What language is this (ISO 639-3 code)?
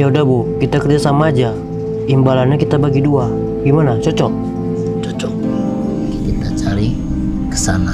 ind